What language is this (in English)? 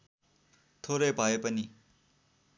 Nepali